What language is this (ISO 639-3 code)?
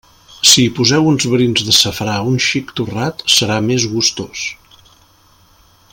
cat